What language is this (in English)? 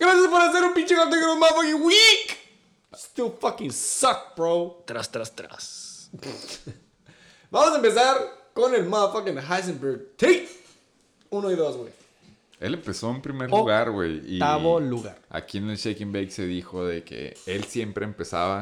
Spanish